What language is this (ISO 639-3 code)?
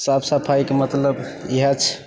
mai